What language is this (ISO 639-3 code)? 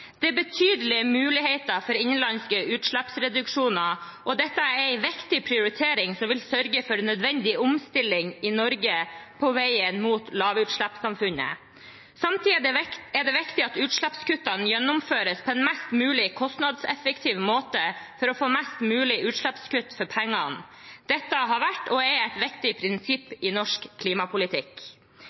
nob